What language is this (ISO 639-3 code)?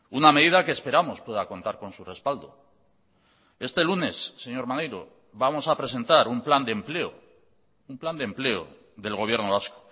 spa